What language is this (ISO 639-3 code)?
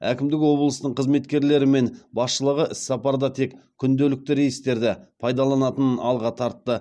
kaz